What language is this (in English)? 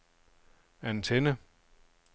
Danish